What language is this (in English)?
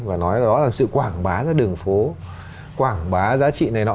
Vietnamese